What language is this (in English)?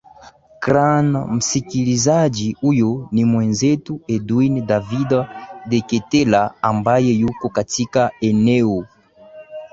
Swahili